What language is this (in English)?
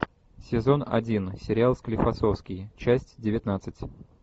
Russian